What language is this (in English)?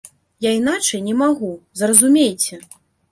Belarusian